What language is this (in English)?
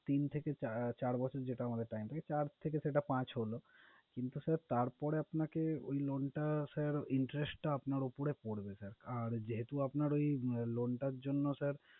Bangla